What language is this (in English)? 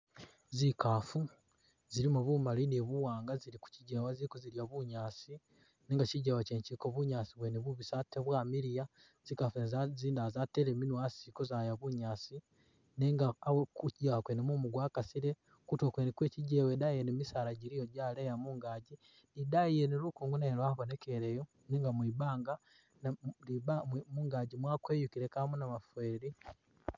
Masaaba